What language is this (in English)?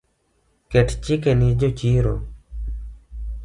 Luo (Kenya and Tanzania)